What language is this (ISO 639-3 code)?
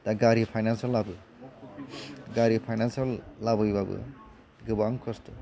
brx